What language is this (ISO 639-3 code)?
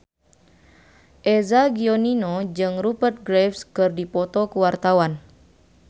sun